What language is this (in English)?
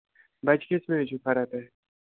Kashmiri